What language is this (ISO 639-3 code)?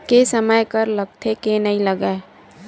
hne